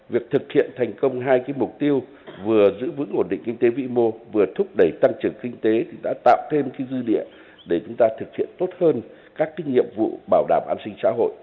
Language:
Vietnamese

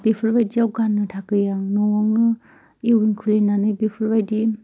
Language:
Bodo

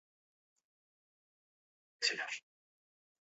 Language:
Chinese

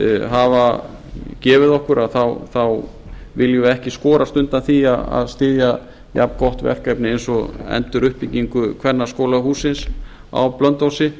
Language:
Icelandic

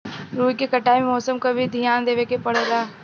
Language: Bhojpuri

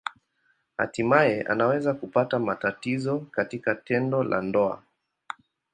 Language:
Swahili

